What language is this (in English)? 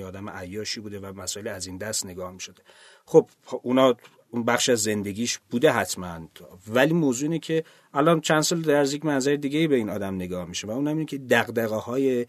Persian